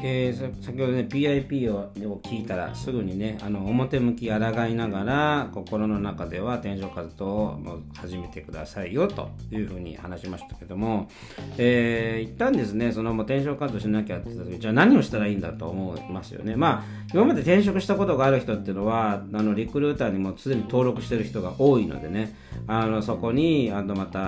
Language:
Japanese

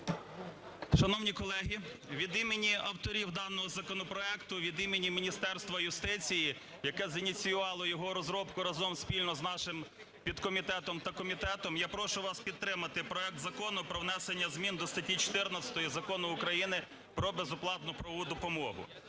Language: Ukrainian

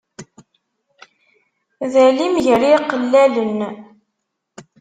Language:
Kabyle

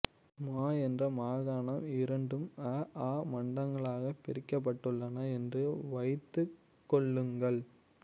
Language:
Tamil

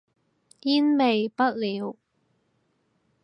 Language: Cantonese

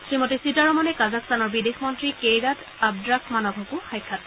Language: Assamese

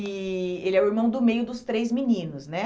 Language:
Portuguese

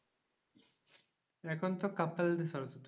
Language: Bangla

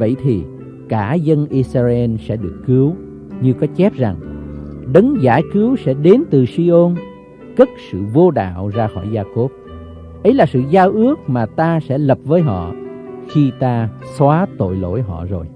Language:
Vietnamese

